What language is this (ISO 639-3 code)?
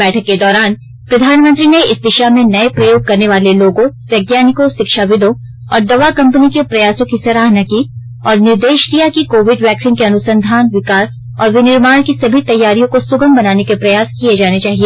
hin